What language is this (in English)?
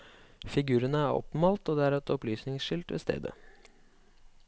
Norwegian